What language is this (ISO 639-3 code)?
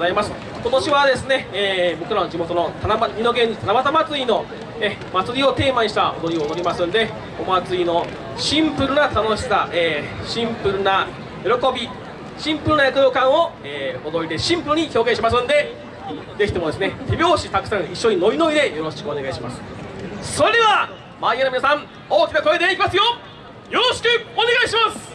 jpn